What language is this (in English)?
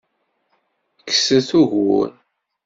Kabyle